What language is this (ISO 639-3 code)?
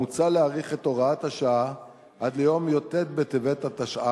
heb